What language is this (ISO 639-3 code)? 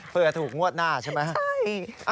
tha